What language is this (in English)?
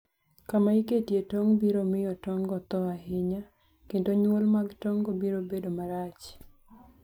Luo (Kenya and Tanzania)